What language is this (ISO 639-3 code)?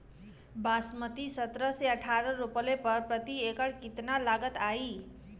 bho